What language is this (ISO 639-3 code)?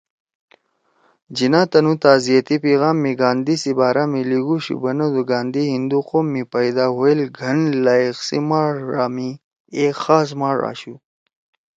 trw